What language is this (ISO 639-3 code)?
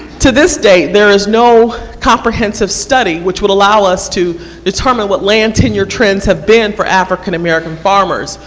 eng